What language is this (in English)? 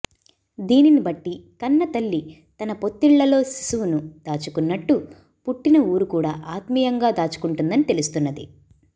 Telugu